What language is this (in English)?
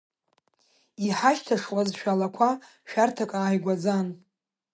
Abkhazian